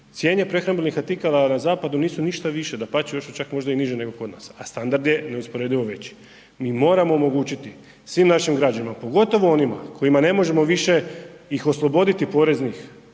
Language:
Croatian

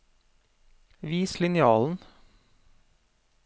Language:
Norwegian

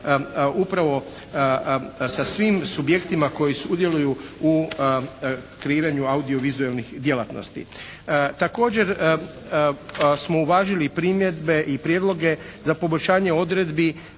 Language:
Croatian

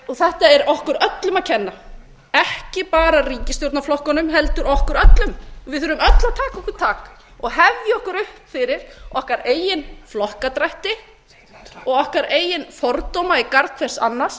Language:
Icelandic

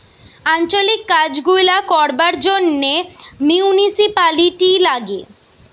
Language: Bangla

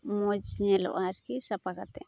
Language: Santali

